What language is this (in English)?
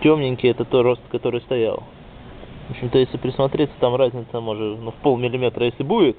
Russian